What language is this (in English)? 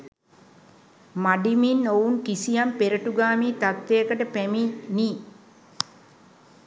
Sinhala